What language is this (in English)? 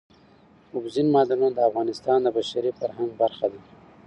Pashto